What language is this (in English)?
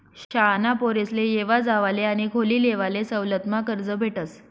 Marathi